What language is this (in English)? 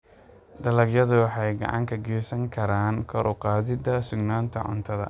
Somali